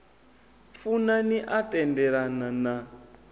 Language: Venda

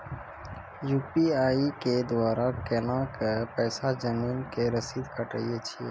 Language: Maithili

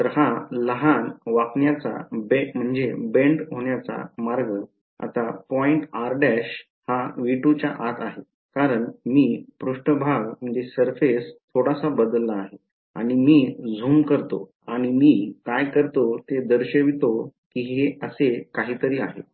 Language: Marathi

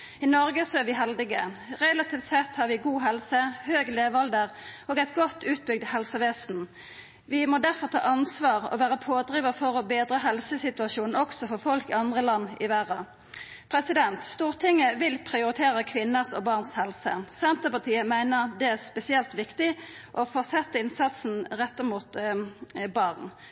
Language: Norwegian Nynorsk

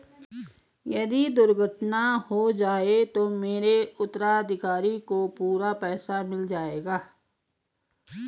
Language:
Hindi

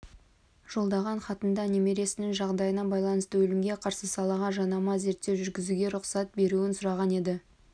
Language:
Kazakh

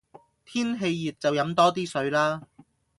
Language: Cantonese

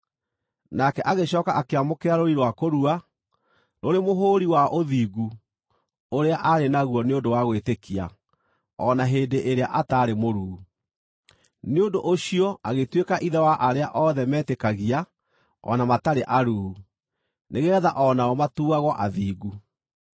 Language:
Kikuyu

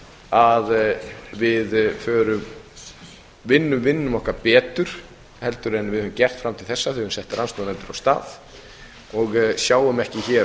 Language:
Icelandic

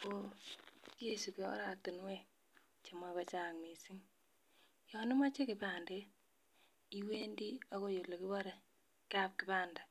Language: Kalenjin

